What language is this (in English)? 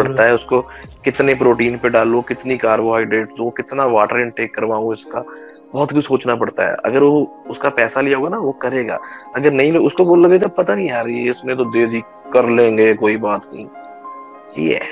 Hindi